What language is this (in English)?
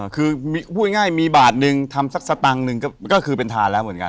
Thai